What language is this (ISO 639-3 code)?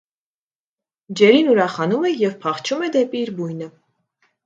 hye